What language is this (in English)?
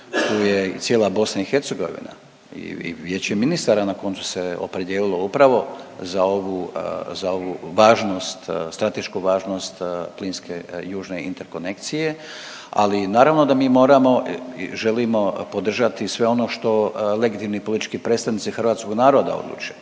Croatian